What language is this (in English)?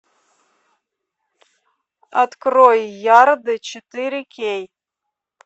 Russian